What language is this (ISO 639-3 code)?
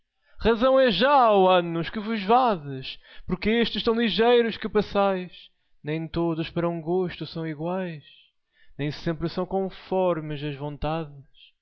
por